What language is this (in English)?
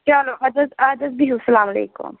Kashmiri